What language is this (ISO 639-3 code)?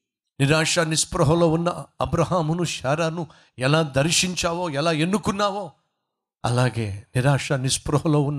tel